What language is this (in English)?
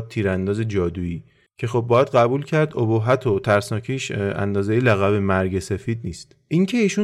Persian